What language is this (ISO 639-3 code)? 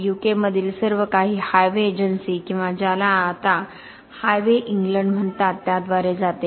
mar